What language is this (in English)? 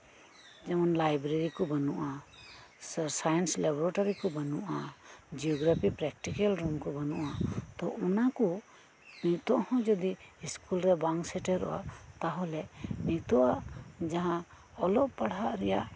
Santali